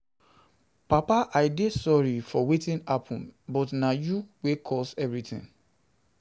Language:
Nigerian Pidgin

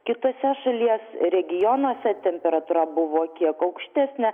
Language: Lithuanian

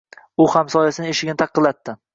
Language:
Uzbek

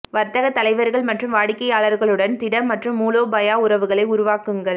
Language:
Tamil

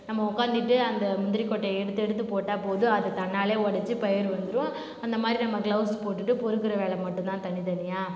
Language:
Tamil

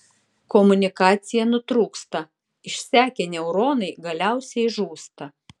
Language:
Lithuanian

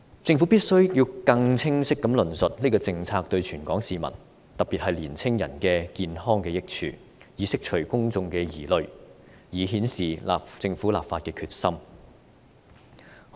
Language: Cantonese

